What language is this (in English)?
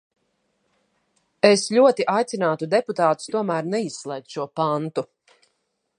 Latvian